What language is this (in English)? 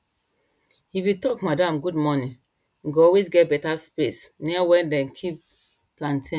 Nigerian Pidgin